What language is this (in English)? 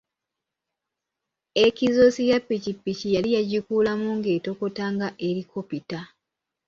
Ganda